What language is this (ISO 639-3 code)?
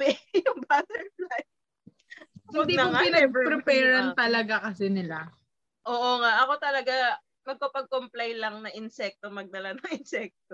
fil